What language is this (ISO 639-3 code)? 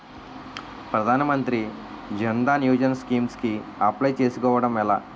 tel